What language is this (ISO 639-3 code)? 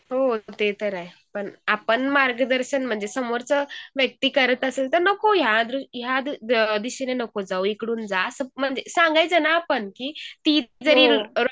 mar